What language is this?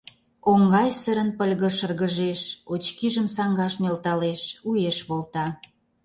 Mari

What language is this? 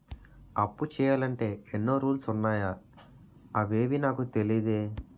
Telugu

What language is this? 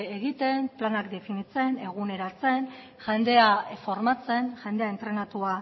Basque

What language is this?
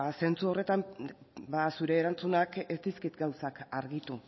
Basque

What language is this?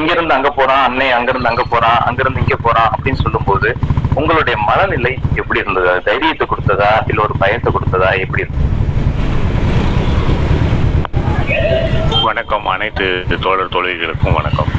Tamil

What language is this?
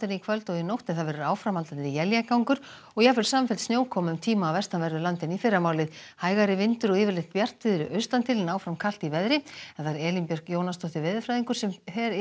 Icelandic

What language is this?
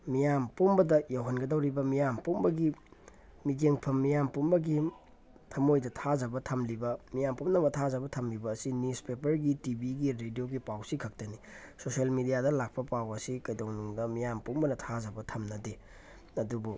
Manipuri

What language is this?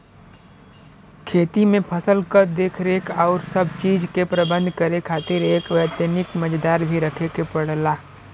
Bhojpuri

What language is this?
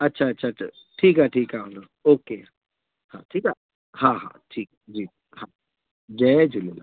Sindhi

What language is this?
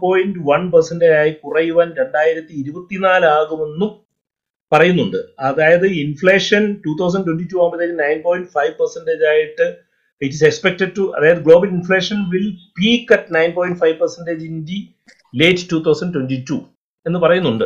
Malayalam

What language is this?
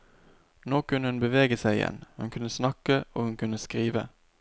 Norwegian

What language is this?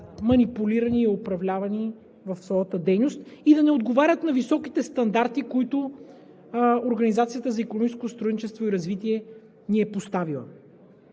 Bulgarian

